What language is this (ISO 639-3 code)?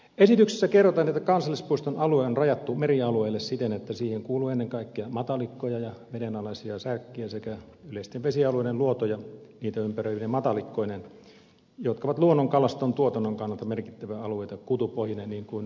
fin